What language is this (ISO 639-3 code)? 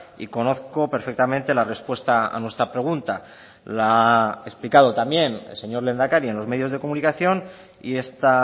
spa